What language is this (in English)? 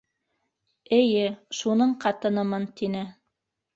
Bashkir